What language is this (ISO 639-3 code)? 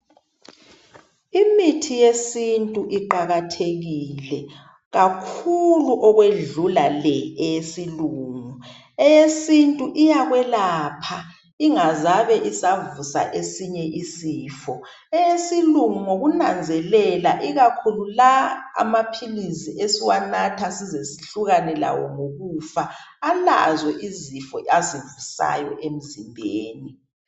nde